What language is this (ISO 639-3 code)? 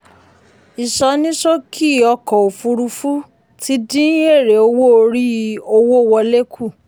yor